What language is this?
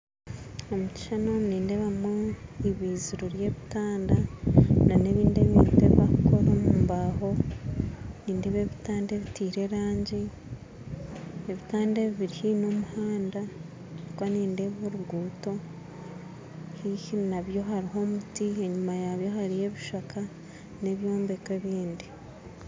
Nyankole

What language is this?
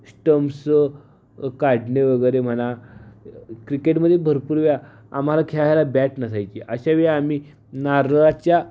Marathi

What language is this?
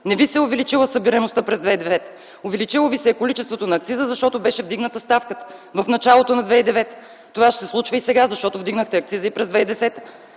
Bulgarian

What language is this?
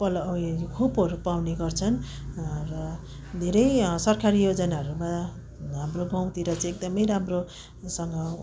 Nepali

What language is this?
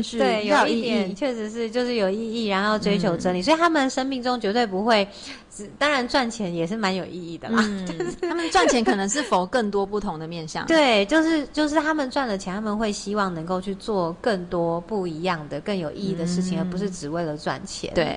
Chinese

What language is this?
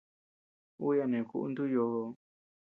Tepeuxila Cuicatec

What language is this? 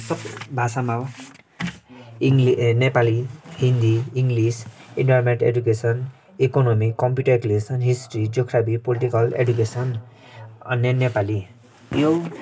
Nepali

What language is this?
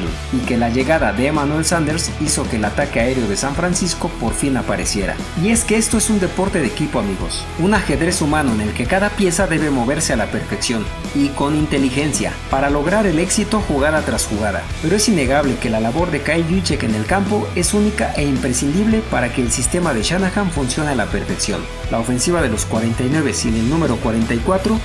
Spanish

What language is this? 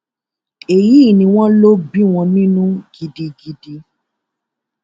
Yoruba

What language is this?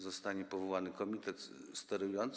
Polish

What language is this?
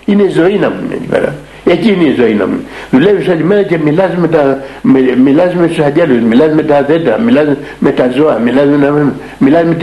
Greek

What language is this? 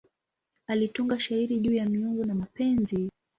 Swahili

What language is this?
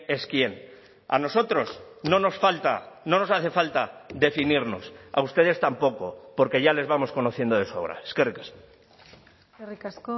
Spanish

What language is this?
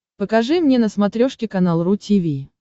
Russian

